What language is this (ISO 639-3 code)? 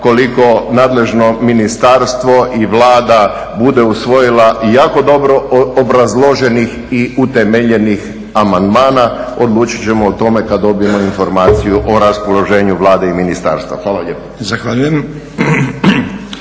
hrv